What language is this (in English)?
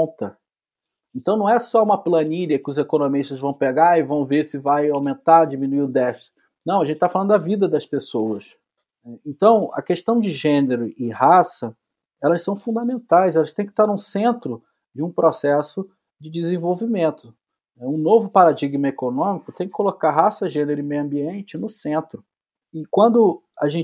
Portuguese